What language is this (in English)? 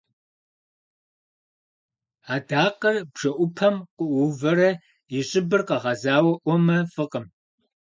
Kabardian